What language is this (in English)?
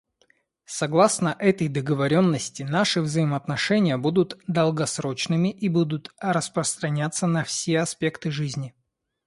Russian